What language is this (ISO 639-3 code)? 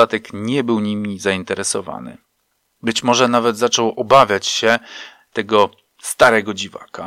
pol